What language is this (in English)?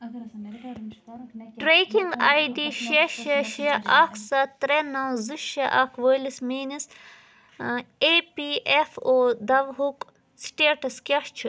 Kashmiri